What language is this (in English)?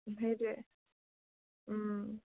Assamese